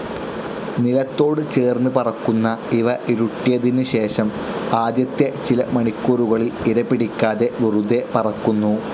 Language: Malayalam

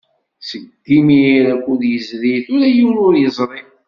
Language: Kabyle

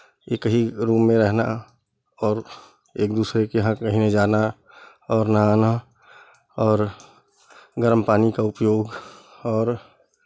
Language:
Hindi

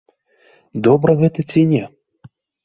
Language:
Belarusian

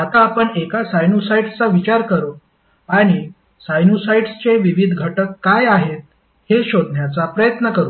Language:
Marathi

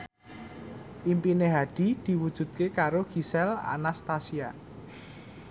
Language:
Javanese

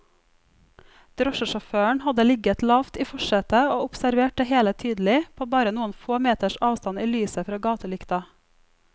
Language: Norwegian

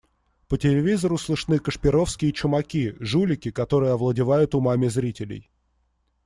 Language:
Russian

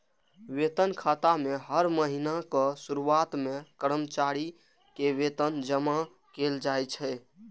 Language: Maithili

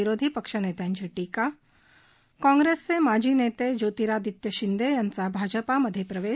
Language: Marathi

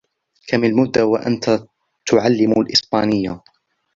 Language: Arabic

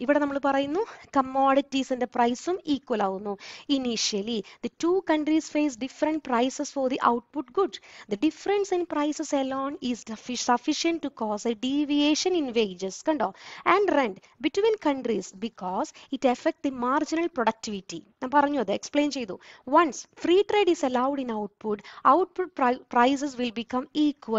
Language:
Malayalam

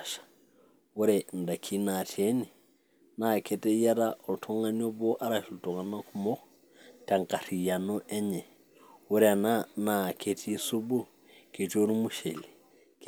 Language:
Masai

